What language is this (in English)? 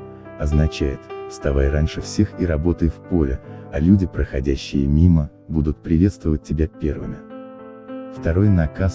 Russian